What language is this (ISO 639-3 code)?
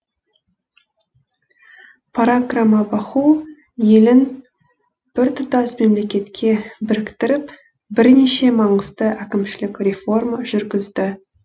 kaz